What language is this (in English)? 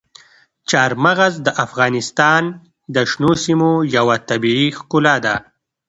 Pashto